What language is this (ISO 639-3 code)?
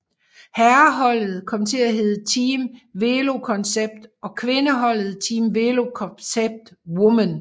dan